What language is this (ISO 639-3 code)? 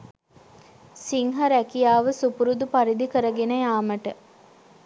sin